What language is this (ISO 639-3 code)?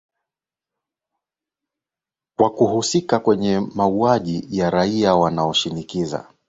swa